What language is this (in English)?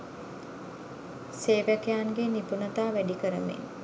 Sinhala